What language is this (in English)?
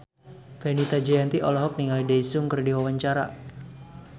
Sundanese